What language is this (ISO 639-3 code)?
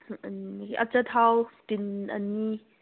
mni